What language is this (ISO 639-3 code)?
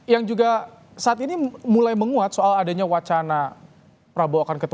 ind